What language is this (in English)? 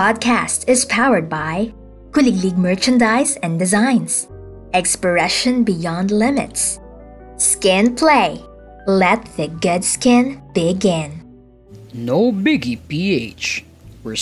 Filipino